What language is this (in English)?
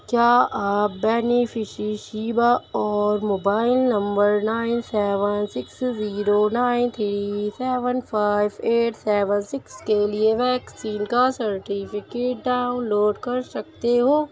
Urdu